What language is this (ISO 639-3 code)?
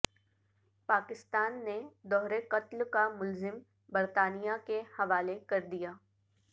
urd